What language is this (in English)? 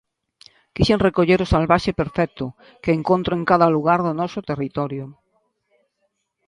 Galician